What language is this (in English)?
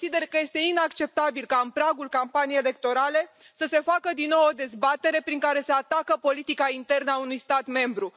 Romanian